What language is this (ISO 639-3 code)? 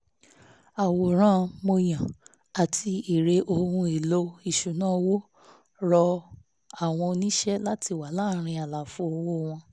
yor